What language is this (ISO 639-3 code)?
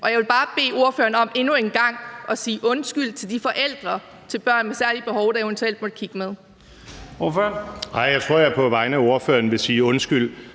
dan